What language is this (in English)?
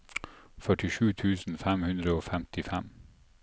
Norwegian